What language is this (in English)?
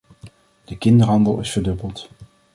Dutch